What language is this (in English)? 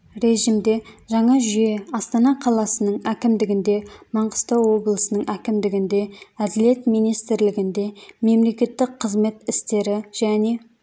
Kazakh